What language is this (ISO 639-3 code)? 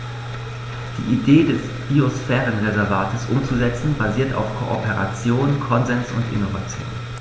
deu